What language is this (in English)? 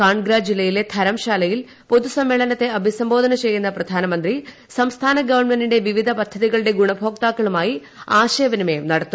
Malayalam